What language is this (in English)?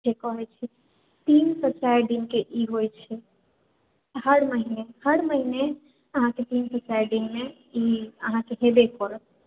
Maithili